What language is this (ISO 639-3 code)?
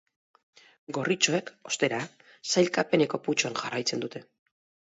eus